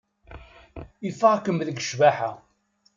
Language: Kabyle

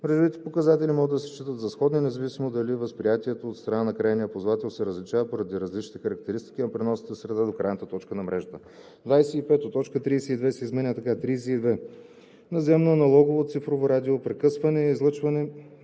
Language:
Bulgarian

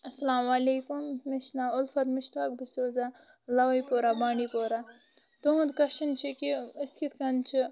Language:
Kashmiri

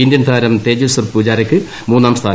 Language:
Malayalam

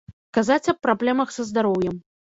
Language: Belarusian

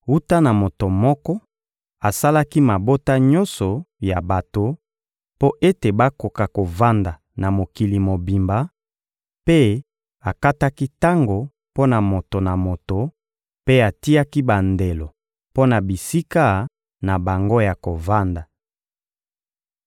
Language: Lingala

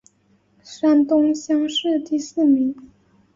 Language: Chinese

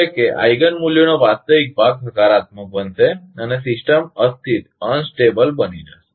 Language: Gujarati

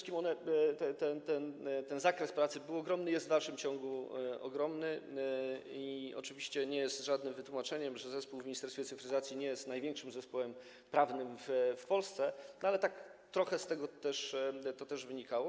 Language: Polish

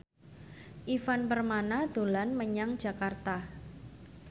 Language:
Javanese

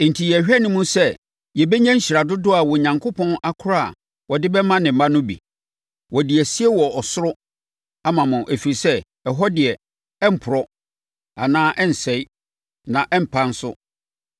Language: Akan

